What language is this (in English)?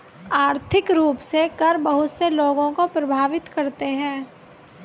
Hindi